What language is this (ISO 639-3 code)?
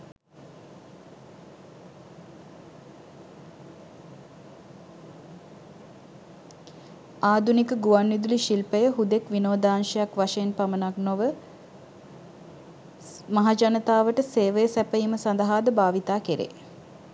sin